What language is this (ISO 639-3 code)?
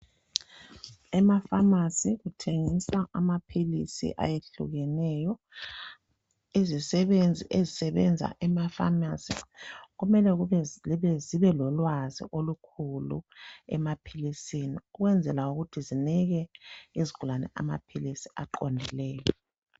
nde